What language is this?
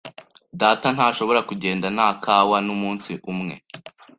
Kinyarwanda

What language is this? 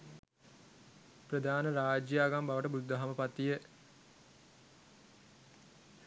Sinhala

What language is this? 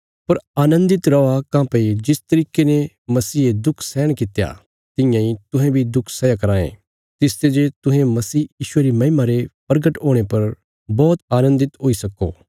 Bilaspuri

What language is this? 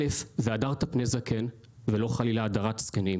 Hebrew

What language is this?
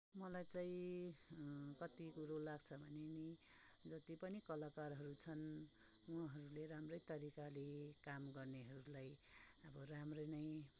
Nepali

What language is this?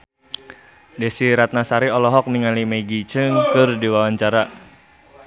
Sundanese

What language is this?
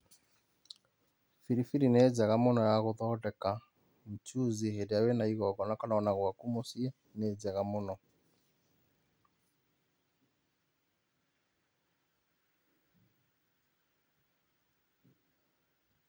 Kikuyu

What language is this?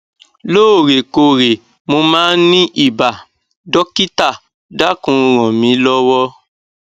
Yoruba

